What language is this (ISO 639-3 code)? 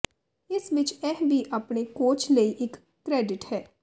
pan